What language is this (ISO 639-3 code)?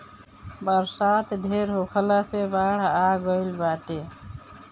bho